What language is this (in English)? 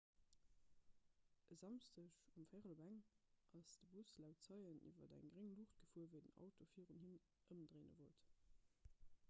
Luxembourgish